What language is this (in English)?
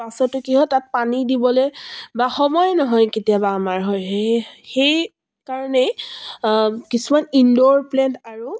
Assamese